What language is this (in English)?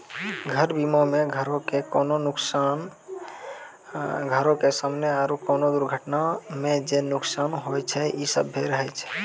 Maithili